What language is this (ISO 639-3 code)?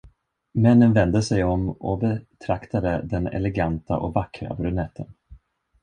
swe